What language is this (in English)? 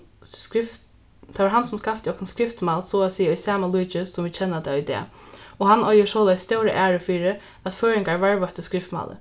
Faroese